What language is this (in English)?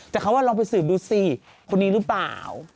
Thai